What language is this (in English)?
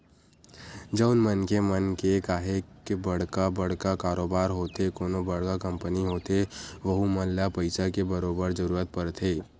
Chhattisgarhi